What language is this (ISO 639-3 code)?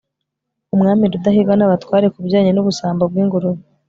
kin